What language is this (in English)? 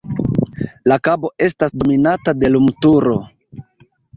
Esperanto